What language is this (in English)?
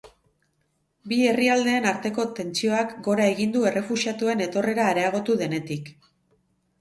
Basque